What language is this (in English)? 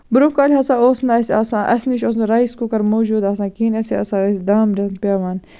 Kashmiri